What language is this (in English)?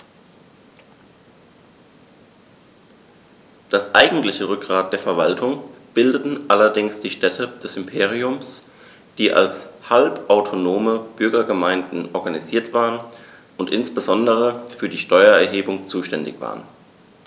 German